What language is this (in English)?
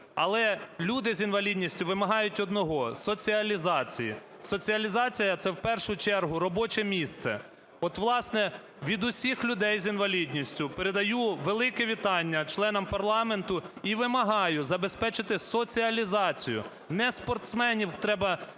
Ukrainian